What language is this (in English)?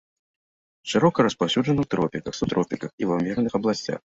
Belarusian